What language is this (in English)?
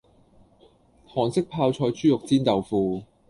Cantonese